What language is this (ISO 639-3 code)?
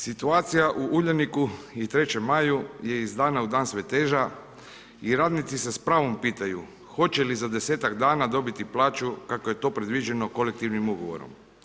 hrv